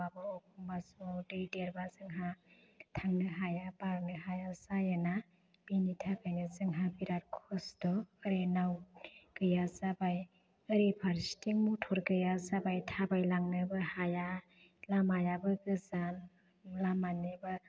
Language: Bodo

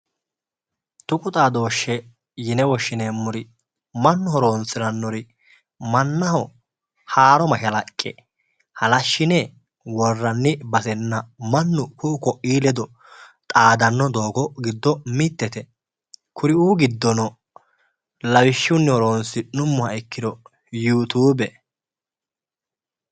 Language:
Sidamo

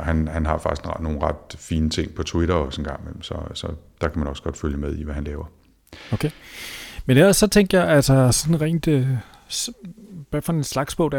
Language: Danish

